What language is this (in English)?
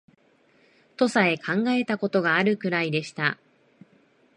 Japanese